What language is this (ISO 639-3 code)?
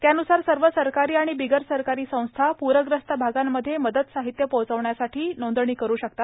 mar